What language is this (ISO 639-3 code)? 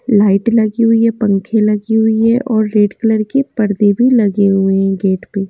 hin